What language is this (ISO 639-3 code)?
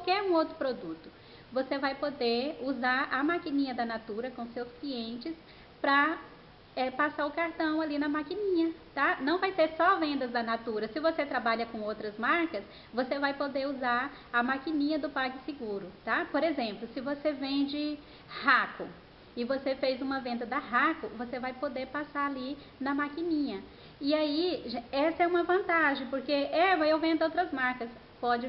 por